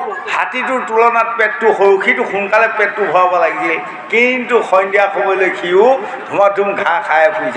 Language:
Bangla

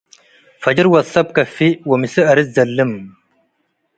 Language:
Tigre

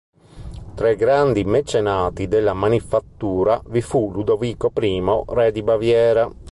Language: Italian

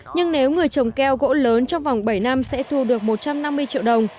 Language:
Vietnamese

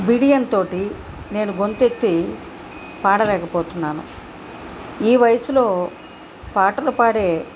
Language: Telugu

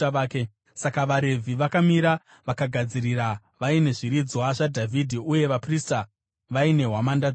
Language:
Shona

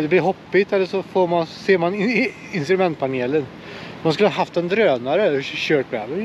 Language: Swedish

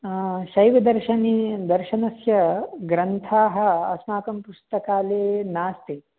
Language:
Sanskrit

